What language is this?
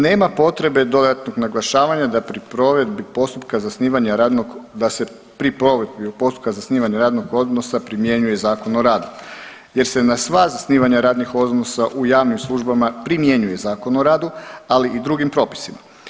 Croatian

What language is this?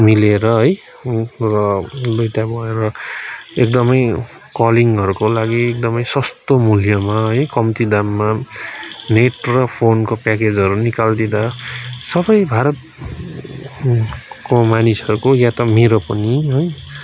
Nepali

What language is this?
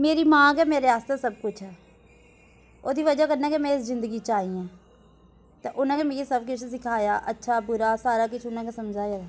Dogri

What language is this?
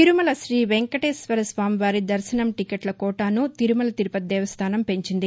Telugu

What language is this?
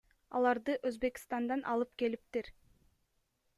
Kyrgyz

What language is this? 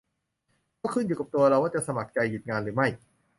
Thai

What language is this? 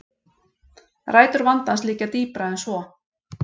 Icelandic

